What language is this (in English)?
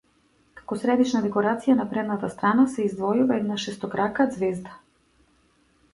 Macedonian